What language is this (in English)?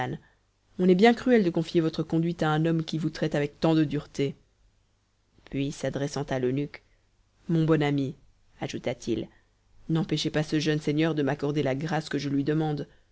French